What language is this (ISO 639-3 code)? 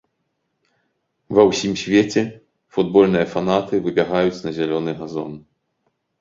bel